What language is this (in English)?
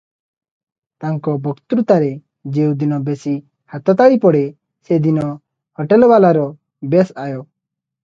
Odia